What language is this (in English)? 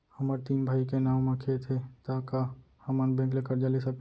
Chhattisgarhi